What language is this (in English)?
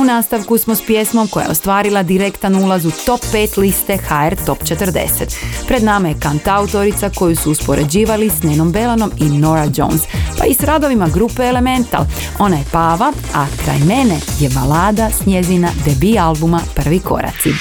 Croatian